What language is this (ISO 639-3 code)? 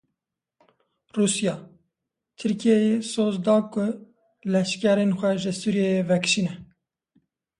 kur